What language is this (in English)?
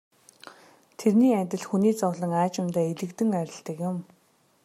Mongolian